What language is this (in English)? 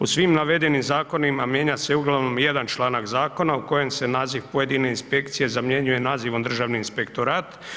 Croatian